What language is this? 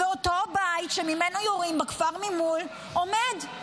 Hebrew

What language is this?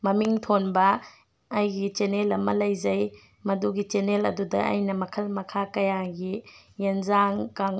Manipuri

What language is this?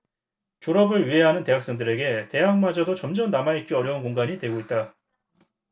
Korean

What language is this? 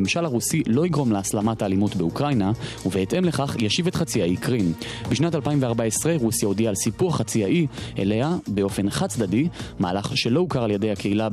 Hebrew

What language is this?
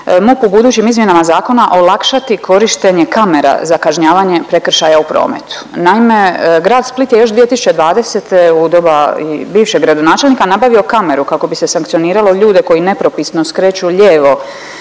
Croatian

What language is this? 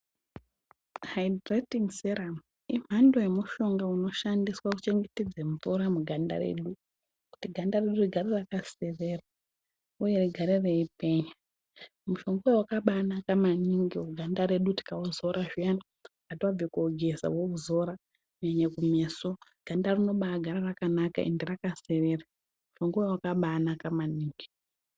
Ndau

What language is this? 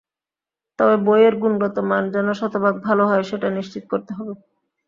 Bangla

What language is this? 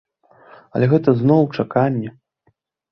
Belarusian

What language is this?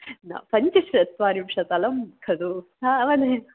Sanskrit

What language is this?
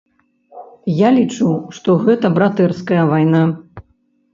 Belarusian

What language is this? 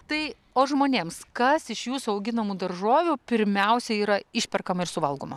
Lithuanian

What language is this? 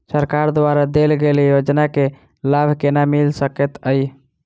Maithili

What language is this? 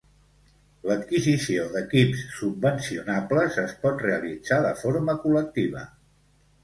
Catalan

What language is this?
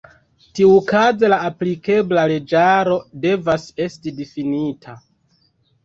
Esperanto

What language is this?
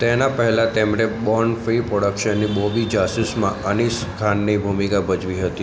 Gujarati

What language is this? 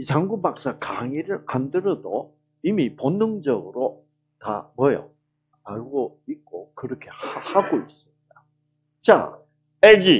Korean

